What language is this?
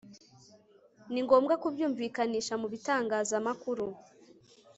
Kinyarwanda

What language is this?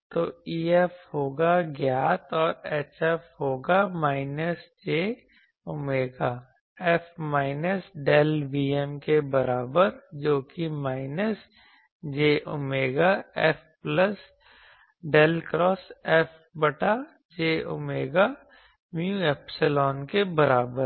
Hindi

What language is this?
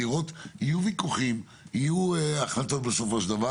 Hebrew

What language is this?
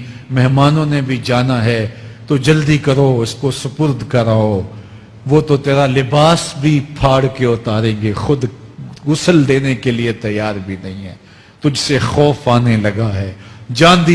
Urdu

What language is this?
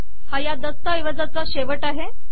Marathi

